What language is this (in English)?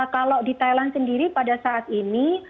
Indonesian